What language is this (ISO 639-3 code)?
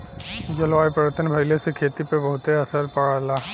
bho